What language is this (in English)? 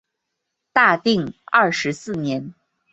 Chinese